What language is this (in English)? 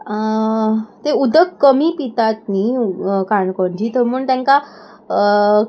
Konkani